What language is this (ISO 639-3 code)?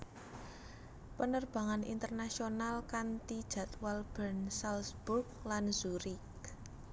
jav